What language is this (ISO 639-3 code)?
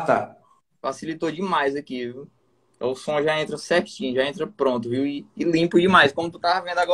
por